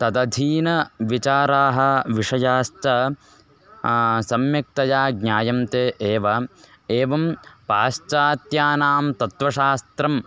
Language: Sanskrit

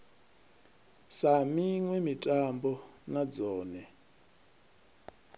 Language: Venda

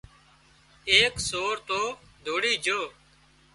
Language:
Wadiyara Koli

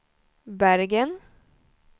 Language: Swedish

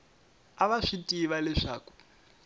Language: Tsonga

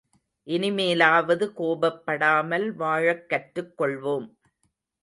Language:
Tamil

